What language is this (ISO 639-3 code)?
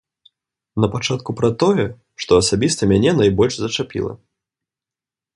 bel